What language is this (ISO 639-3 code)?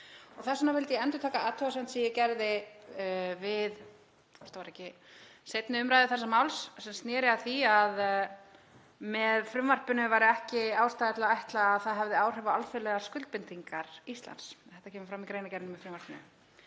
isl